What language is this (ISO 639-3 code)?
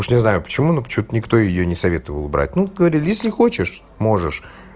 rus